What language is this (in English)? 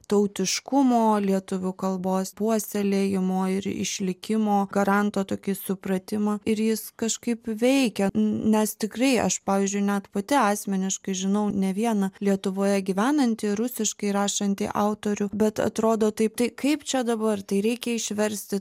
Lithuanian